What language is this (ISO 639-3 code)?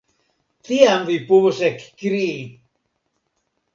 epo